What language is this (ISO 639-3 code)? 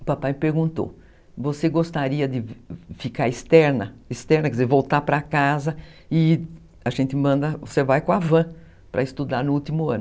por